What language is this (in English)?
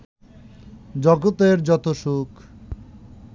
Bangla